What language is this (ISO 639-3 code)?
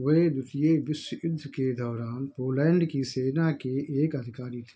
hin